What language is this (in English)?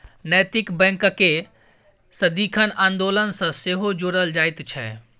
Maithili